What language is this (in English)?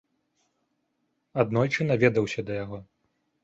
Belarusian